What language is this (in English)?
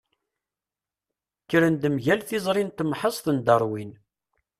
Kabyle